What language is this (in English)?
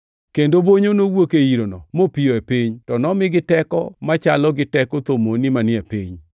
Luo (Kenya and Tanzania)